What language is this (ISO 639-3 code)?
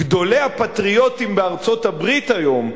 heb